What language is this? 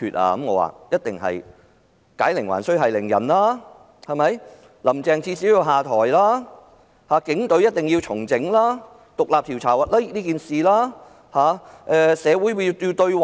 Cantonese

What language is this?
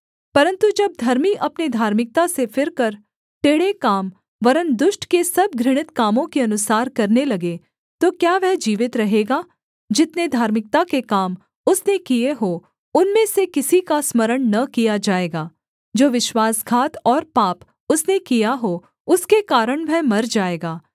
Hindi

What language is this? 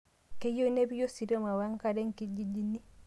Masai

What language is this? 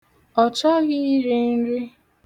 Igbo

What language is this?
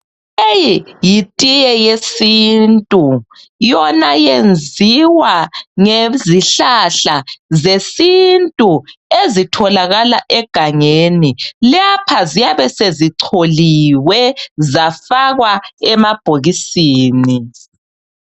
North Ndebele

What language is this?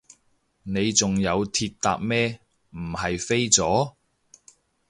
Cantonese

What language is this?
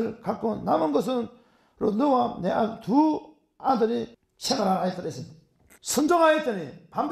Korean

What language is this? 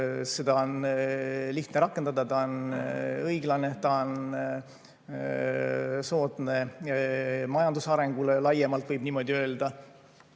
Estonian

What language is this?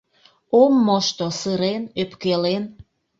Mari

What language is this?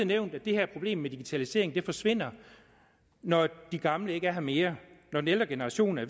Danish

